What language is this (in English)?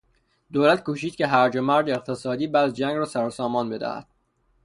Persian